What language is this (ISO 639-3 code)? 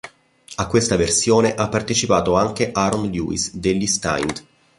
ita